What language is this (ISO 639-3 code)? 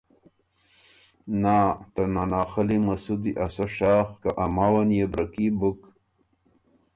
oru